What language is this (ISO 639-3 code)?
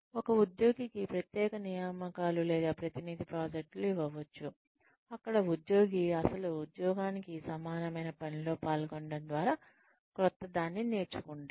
tel